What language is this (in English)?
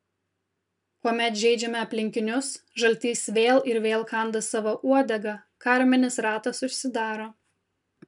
Lithuanian